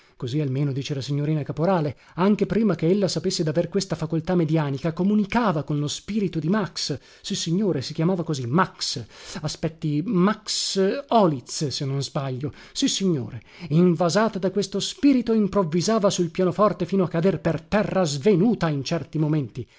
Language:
Italian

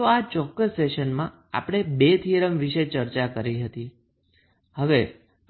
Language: Gujarati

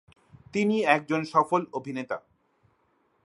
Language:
Bangla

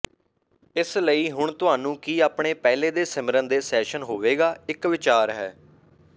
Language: Punjabi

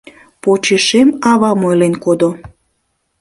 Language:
Mari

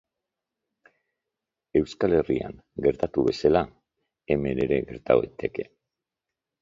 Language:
Basque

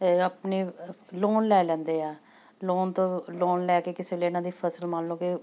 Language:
Punjabi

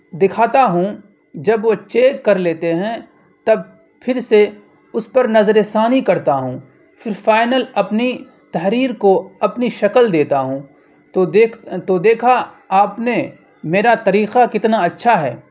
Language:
Urdu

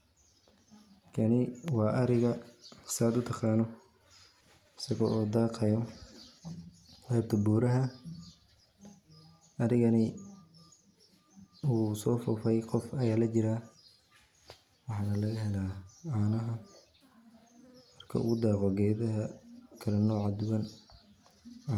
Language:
Somali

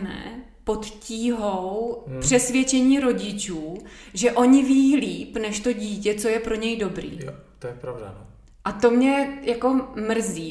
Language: Czech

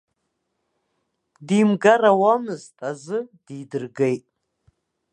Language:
Abkhazian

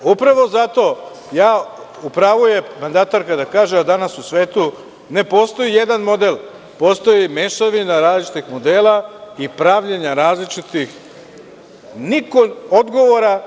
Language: Serbian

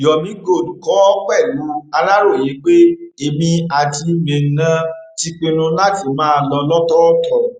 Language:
Yoruba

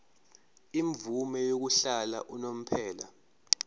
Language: Zulu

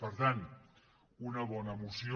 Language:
Catalan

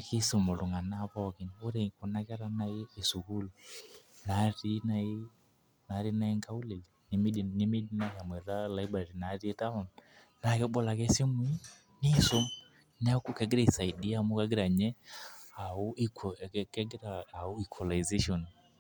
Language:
Masai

